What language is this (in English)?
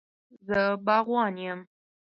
Pashto